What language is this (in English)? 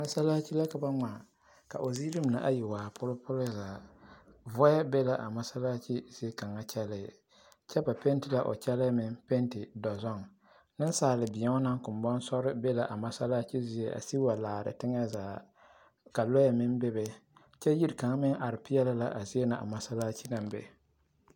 Southern Dagaare